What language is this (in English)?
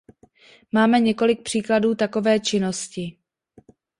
Czech